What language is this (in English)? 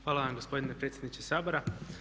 Croatian